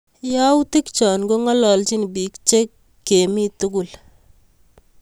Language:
Kalenjin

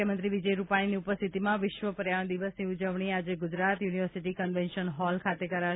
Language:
Gujarati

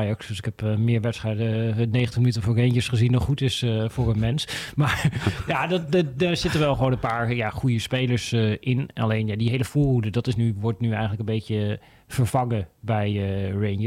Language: Dutch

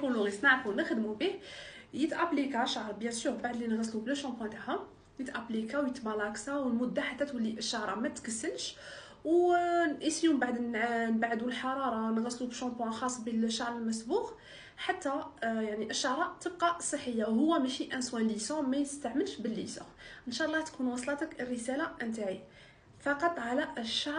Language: Arabic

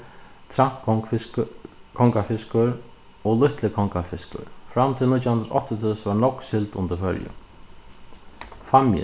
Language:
Faroese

